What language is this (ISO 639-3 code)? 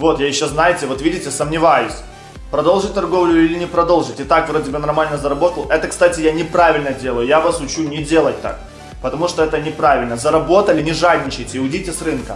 rus